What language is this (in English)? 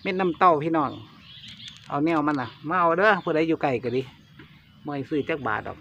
Thai